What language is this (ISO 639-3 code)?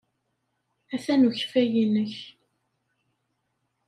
kab